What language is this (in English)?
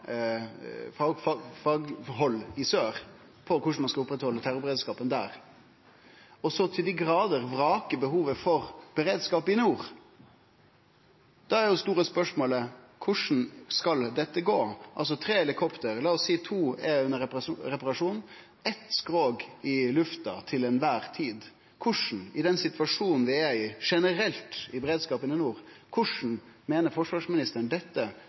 Norwegian Nynorsk